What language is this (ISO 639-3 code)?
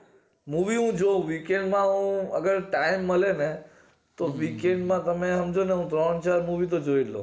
guj